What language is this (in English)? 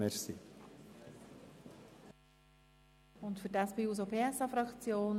Swiss German